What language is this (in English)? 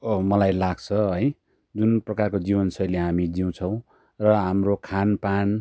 Nepali